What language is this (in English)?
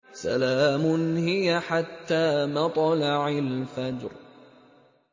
Arabic